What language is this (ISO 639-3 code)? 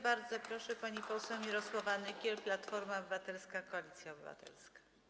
pol